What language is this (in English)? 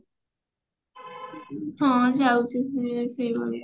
Odia